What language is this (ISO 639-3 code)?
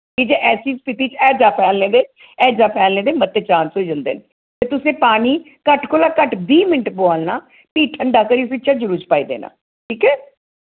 doi